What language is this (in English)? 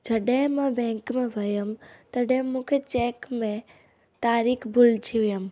Sindhi